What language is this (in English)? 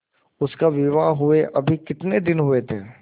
Hindi